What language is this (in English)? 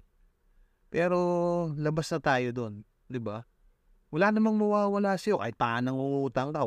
Filipino